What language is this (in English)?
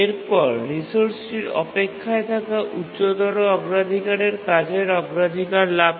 Bangla